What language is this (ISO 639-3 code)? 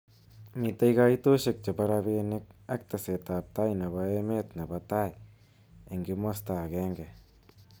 kln